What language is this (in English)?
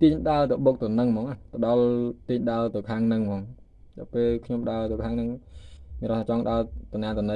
Vietnamese